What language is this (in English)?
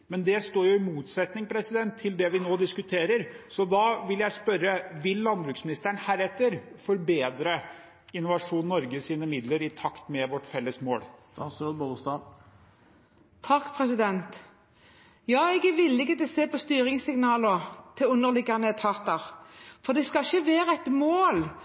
Norwegian Bokmål